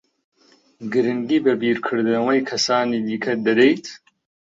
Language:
Central Kurdish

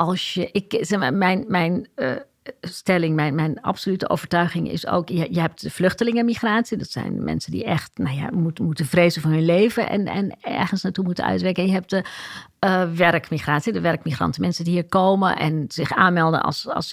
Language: Dutch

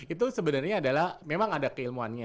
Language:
Indonesian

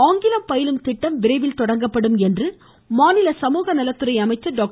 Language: Tamil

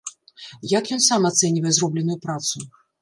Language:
Belarusian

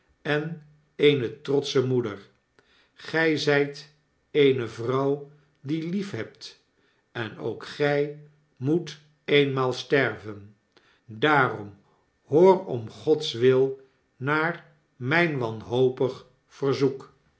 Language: Dutch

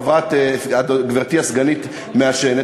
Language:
Hebrew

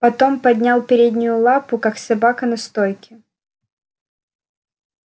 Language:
Russian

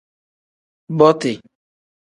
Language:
Tem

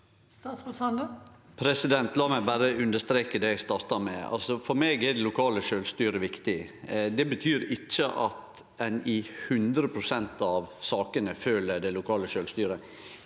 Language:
Norwegian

